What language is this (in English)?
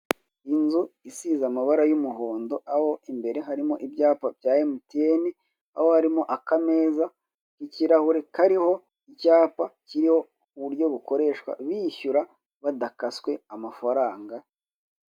Kinyarwanda